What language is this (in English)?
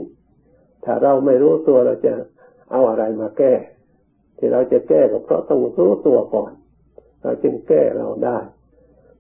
Thai